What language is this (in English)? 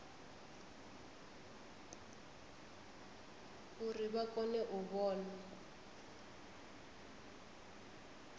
Venda